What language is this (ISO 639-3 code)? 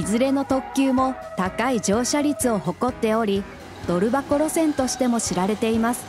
jpn